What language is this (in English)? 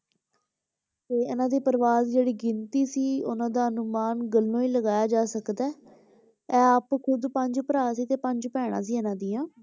Punjabi